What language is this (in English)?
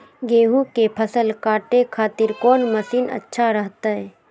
Magahi